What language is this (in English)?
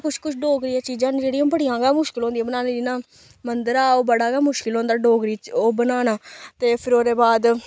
Dogri